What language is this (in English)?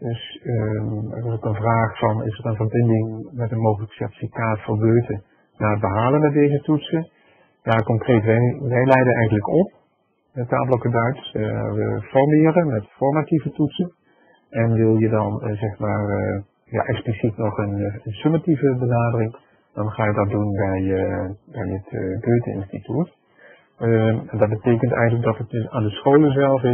Dutch